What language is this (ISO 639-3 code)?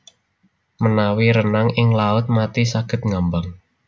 jav